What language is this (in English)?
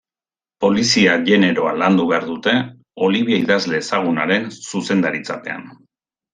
Basque